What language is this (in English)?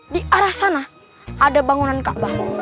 Indonesian